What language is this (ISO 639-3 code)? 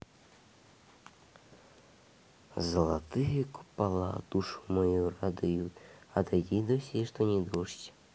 rus